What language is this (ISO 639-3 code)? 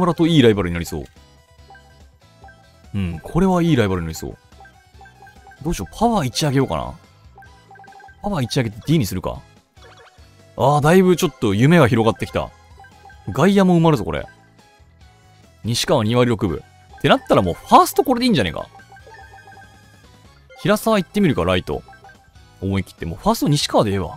jpn